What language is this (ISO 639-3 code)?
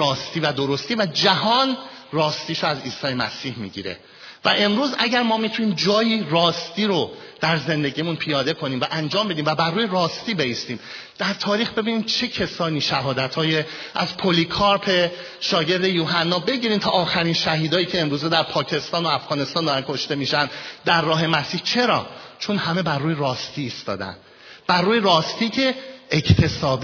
fas